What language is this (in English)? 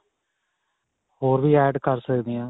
Punjabi